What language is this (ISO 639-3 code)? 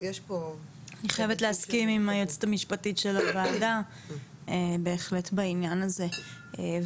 heb